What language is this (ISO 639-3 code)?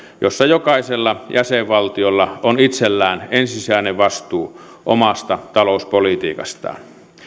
fin